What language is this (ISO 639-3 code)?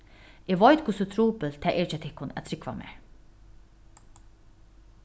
fao